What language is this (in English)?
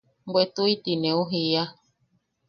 Yaqui